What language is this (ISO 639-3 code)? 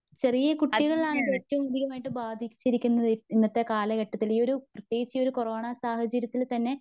mal